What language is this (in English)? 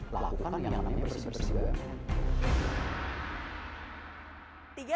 Indonesian